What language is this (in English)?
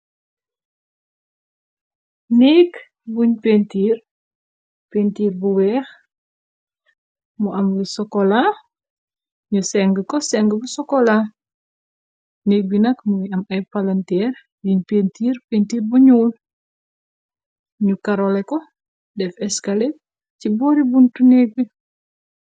Wolof